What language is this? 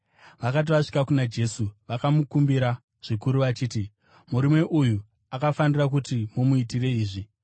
Shona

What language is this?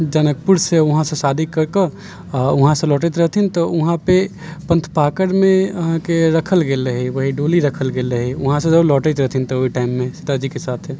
Maithili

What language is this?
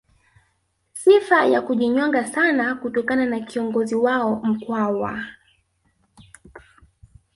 Swahili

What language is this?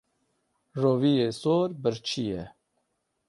Kurdish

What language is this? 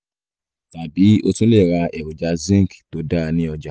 Yoruba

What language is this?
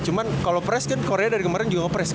Indonesian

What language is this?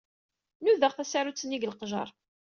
Kabyle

